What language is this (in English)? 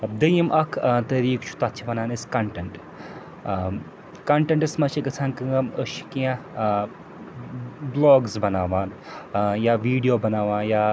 Kashmiri